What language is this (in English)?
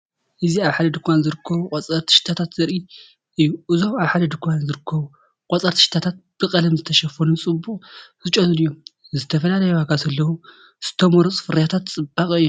Tigrinya